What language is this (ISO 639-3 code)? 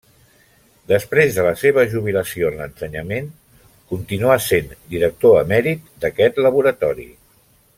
cat